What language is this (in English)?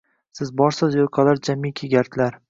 Uzbek